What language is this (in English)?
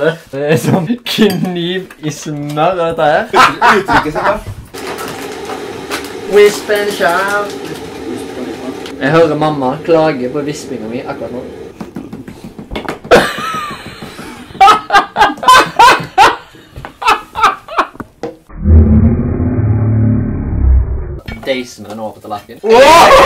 Norwegian